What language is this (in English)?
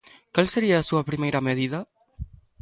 Galician